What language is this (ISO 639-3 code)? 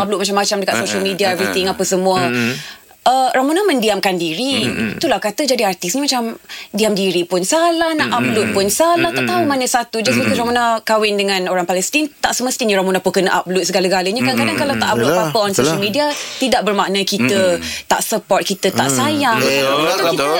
msa